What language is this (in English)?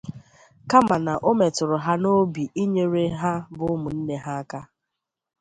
Igbo